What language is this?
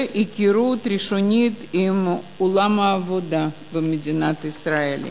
Hebrew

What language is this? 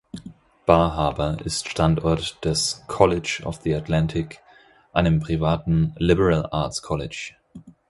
German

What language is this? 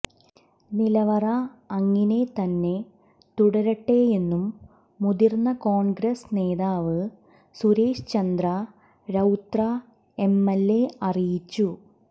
Malayalam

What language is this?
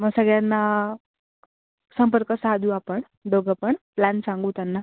Marathi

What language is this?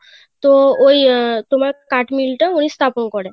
Bangla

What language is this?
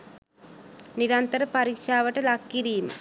Sinhala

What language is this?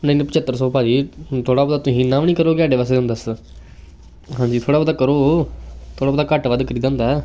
Punjabi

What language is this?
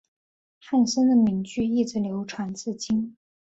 Chinese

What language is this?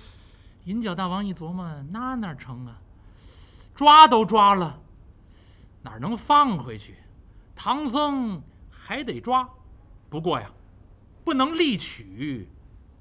Chinese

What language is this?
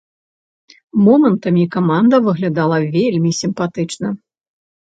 Belarusian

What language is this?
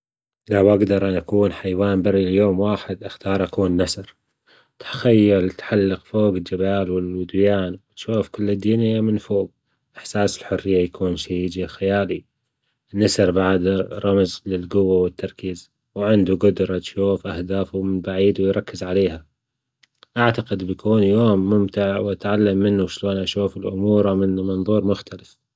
Gulf Arabic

